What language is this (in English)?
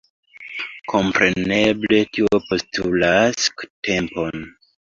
Esperanto